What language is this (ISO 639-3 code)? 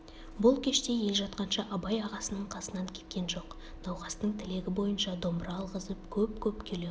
kaz